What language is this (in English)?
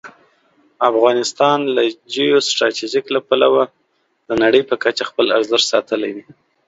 Pashto